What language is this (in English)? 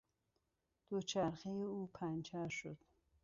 Persian